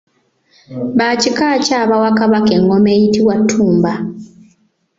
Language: Ganda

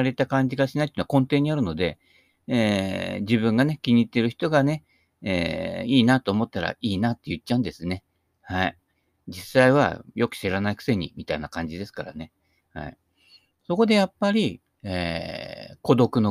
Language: Japanese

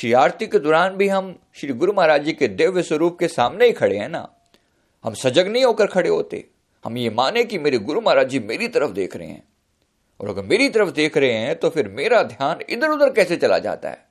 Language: Hindi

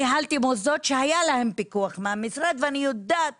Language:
Hebrew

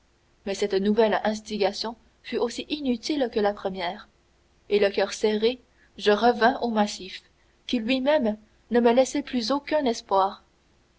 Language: French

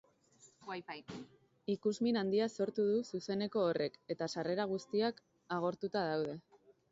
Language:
Basque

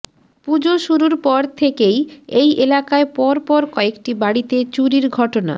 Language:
Bangla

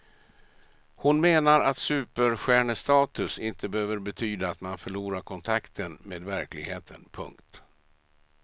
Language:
Swedish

